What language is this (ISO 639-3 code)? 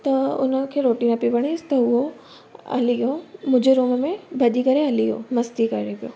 snd